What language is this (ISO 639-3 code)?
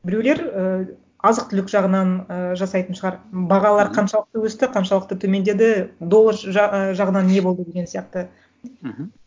kaz